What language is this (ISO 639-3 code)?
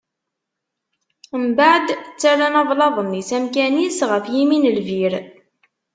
kab